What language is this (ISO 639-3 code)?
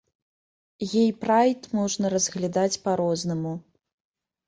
bel